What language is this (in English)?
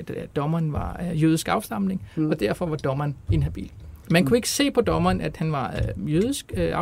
Danish